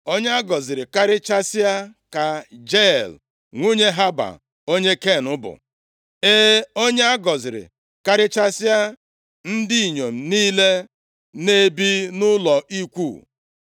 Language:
Igbo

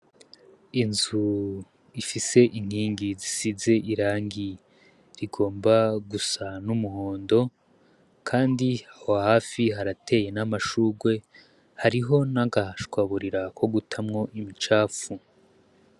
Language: Rundi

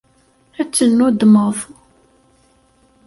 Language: Kabyle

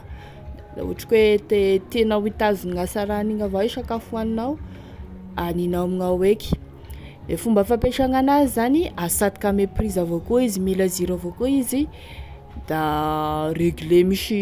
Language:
Tesaka Malagasy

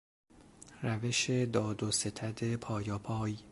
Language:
Persian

